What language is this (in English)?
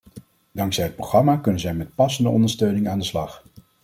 Dutch